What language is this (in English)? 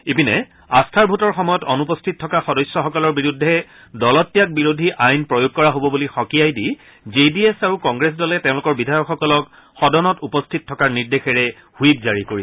Assamese